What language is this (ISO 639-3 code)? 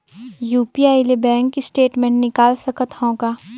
hne